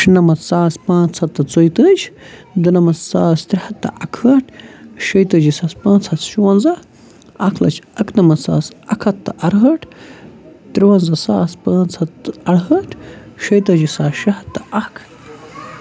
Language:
Kashmiri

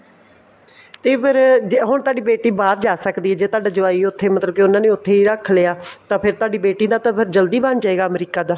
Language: Punjabi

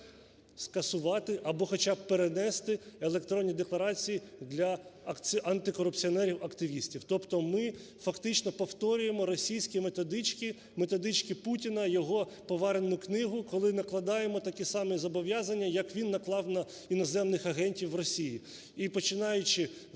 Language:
Ukrainian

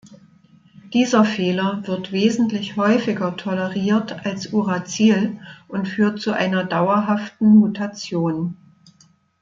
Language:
German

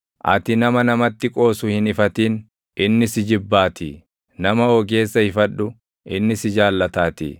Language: Oromo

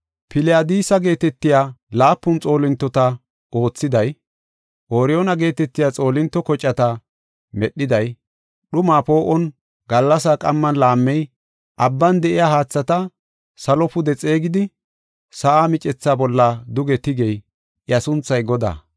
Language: Gofa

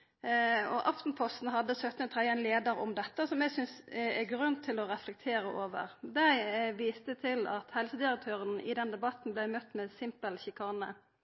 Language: Norwegian Nynorsk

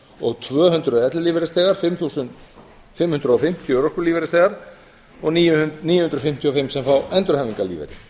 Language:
Icelandic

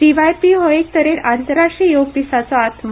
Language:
Konkani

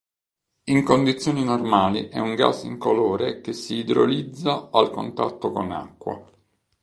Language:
Italian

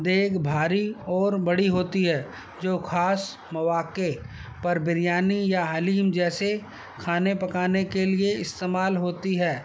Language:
Urdu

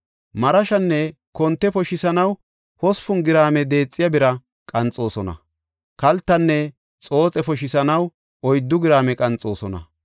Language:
Gofa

